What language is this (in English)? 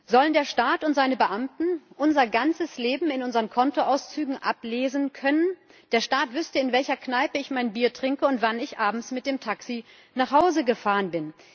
German